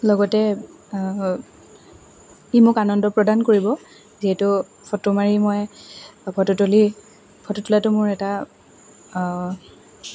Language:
Assamese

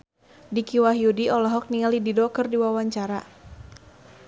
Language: Sundanese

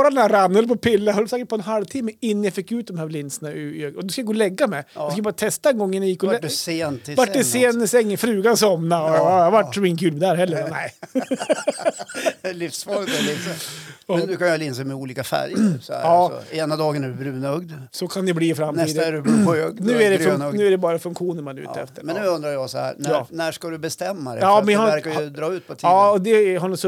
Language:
Swedish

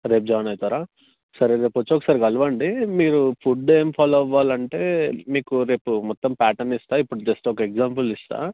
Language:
Telugu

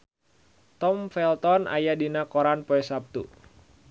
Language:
Sundanese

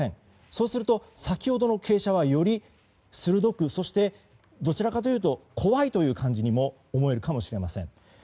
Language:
Japanese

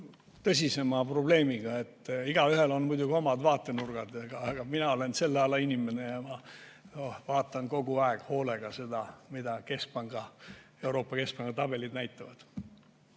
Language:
Estonian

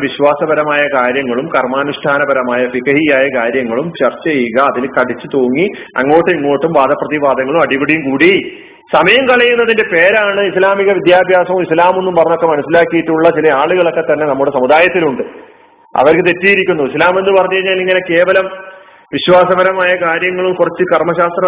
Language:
Malayalam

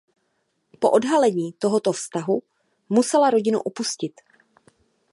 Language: Czech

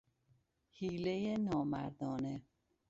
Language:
Persian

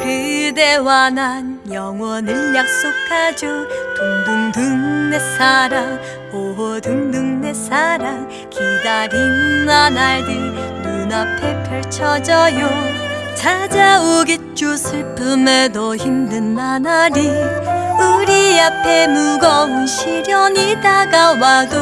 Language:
Korean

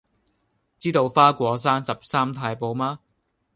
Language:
Cantonese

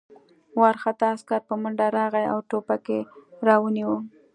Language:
Pashto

